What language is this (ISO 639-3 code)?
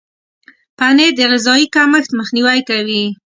pus